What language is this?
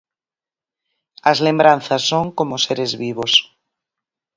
Galician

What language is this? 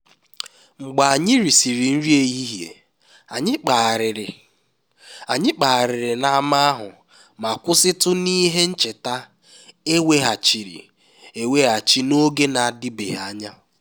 Igbo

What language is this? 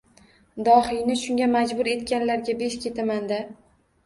Uzbek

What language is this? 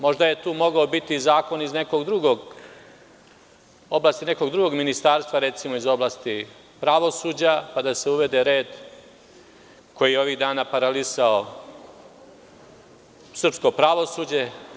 Serbian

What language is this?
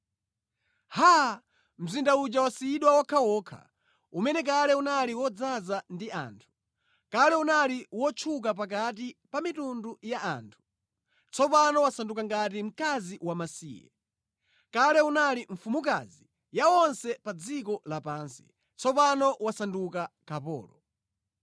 Nyanja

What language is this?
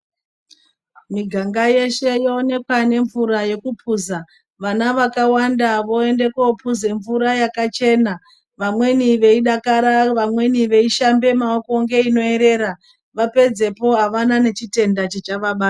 Ndau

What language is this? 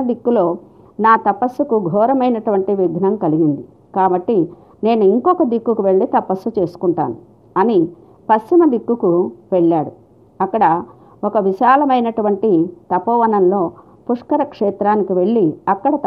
Telugu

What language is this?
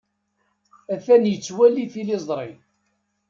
Kabyle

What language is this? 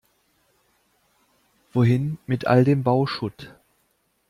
German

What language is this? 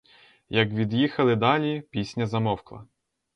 Ukrainian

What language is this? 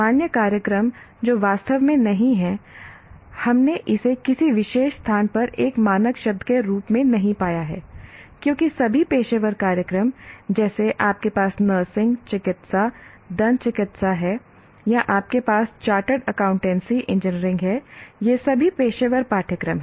Hindi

